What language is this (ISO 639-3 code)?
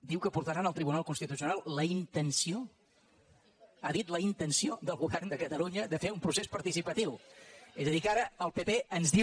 cat